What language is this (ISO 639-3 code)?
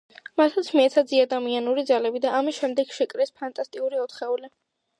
kat